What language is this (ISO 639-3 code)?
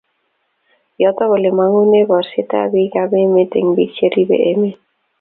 kln